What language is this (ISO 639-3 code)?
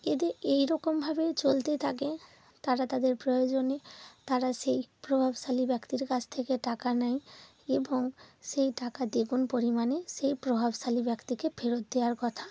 ben